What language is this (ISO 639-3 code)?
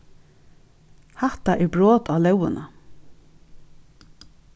fao